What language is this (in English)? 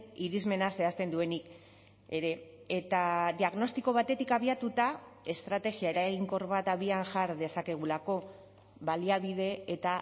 Basque